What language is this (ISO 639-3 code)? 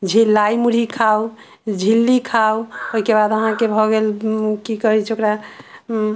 mai